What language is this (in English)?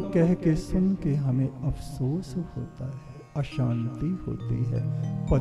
Hindi